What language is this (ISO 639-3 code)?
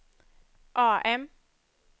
swe